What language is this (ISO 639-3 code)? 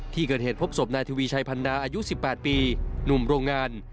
tha